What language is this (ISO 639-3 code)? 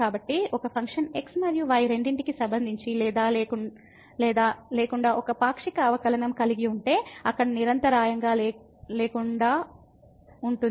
tel